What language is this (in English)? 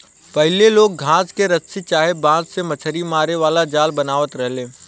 Bhojpuri